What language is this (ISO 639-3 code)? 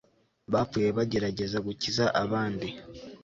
kin